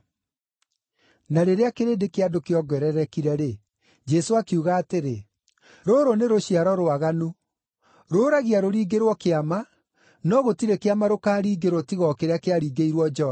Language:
Kikuyu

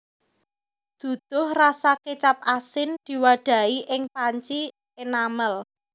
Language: Javanese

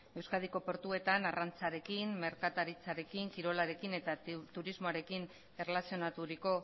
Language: Basque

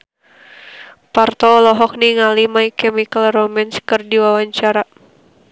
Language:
Sundanese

